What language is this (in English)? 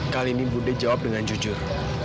Indonesian